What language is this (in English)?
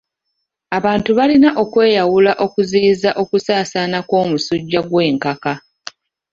Ganda